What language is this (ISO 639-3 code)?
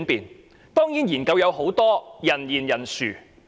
yue